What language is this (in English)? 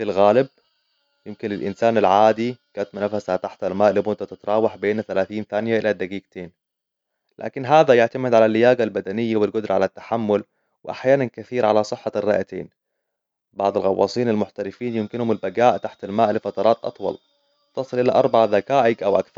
Hijazi Arabic